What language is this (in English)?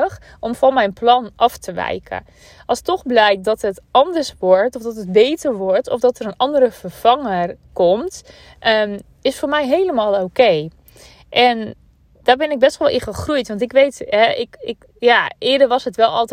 Dutch